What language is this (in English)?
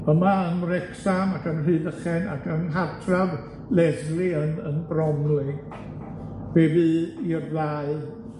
Welsh